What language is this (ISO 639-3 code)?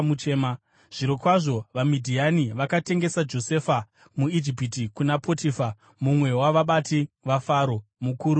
sna